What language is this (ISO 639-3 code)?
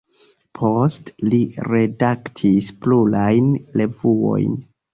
epo